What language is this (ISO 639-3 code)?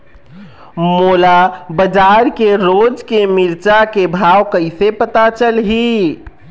hne